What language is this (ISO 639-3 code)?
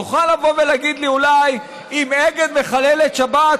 heb